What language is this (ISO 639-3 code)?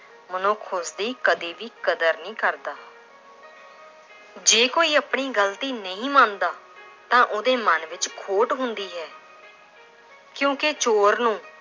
pan